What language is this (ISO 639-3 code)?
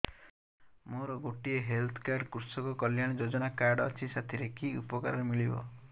ori